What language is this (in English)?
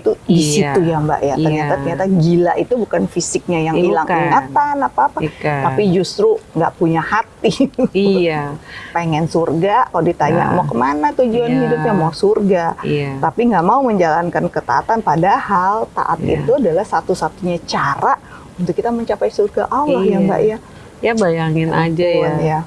Indonesian